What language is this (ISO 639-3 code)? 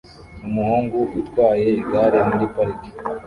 kin